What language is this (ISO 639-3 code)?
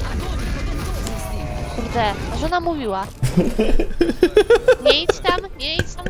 pol